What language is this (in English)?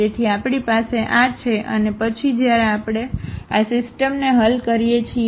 Gujarati